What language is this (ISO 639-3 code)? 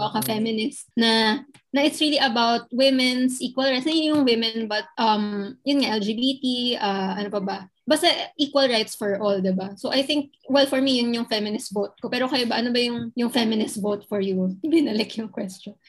fil